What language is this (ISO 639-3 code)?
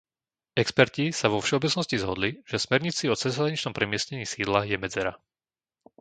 slk